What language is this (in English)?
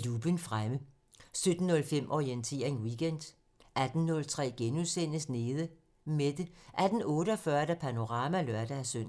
Danish